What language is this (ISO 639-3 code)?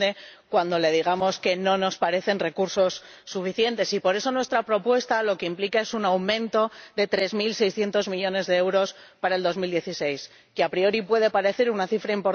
spa